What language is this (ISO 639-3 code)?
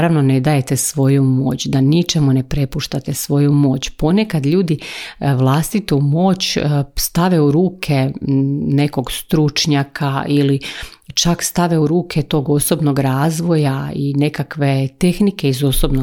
hrv